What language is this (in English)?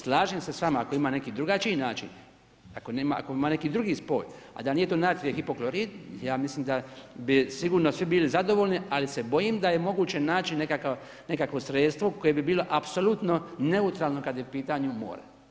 Croatian